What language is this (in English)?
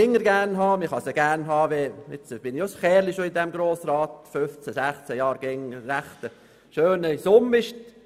Swiss German